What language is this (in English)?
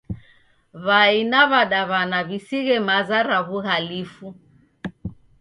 Taita